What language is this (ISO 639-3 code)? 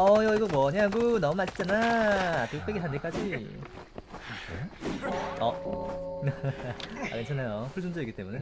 kor